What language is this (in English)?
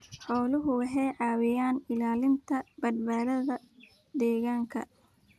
Somali